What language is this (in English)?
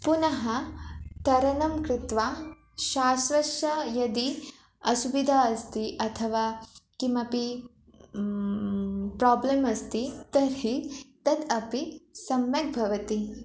Sanskrit